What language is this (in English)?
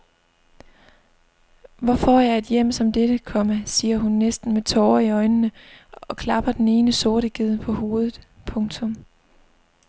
Danish